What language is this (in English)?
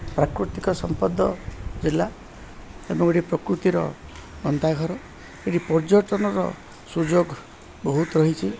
Odia